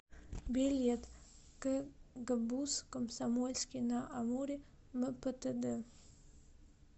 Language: Russian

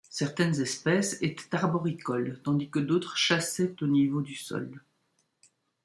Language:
French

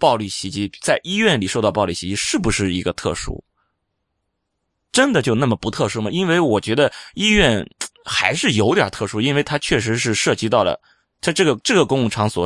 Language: Chinese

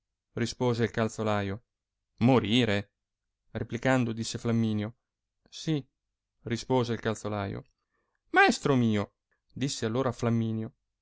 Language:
Italian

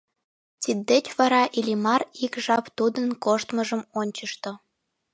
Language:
Mari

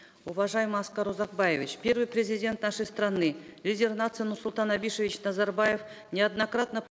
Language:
Kazakh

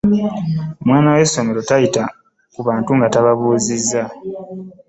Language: Ganda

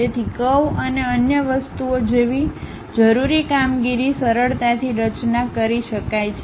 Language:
Gujarati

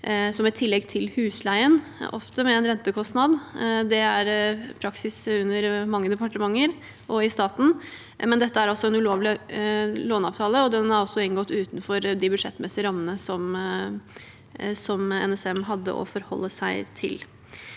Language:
Norwegian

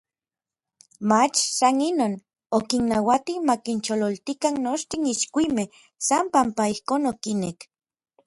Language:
Orizaba Nahuatl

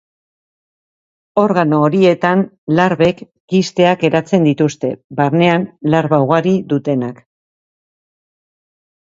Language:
Basque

